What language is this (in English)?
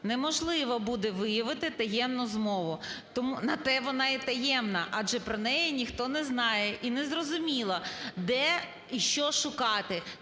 Ukrainian